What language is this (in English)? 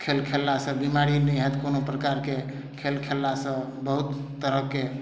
Maithili